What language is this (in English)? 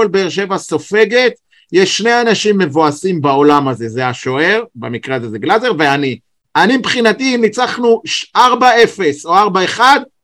Hebrew